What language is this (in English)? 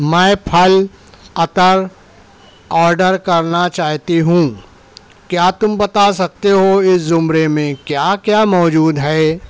Urdu